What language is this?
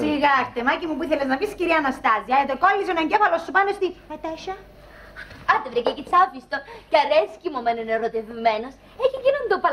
Greek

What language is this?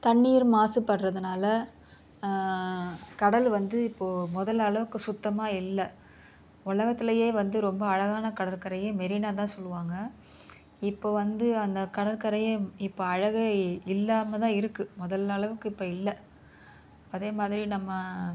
Tamil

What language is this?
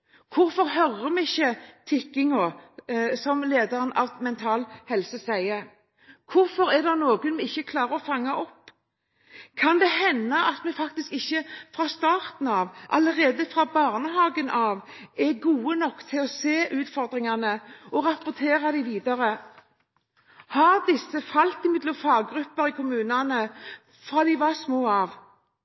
Norwegian Bokmål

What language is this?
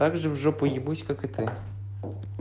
Russian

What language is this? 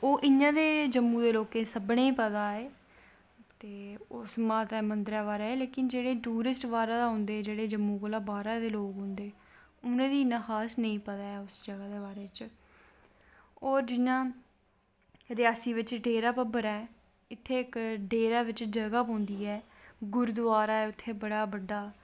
Dogri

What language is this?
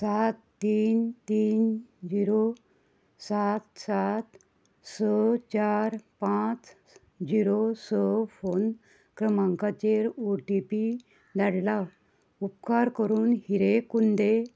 Konkani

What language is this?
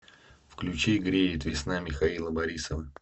Russian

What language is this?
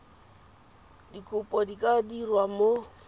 Tswana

